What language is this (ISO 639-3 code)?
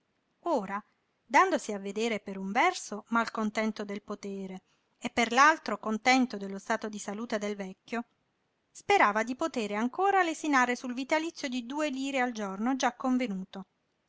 ita